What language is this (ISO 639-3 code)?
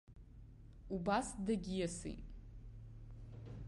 abk